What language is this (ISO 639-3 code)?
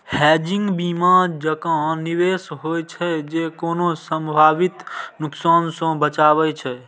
mai